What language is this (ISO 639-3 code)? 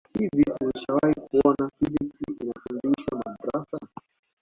swa